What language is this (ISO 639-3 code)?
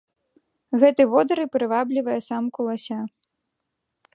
bel